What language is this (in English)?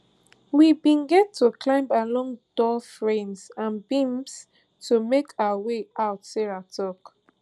Nigerian Pidgin